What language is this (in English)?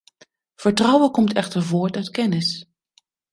Dutch